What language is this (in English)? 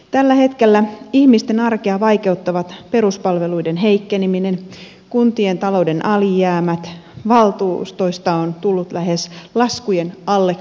Finnish